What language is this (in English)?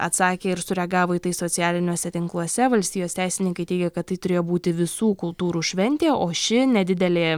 Lithuanian